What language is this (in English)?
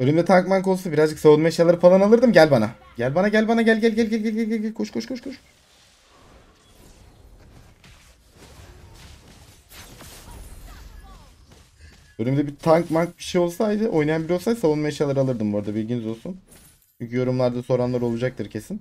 Turkish